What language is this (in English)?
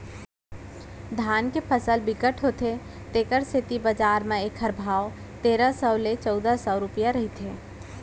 Chhattisgarhi